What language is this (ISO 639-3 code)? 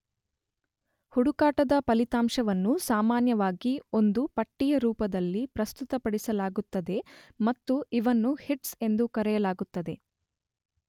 kan